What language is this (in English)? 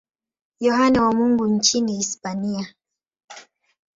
Swahili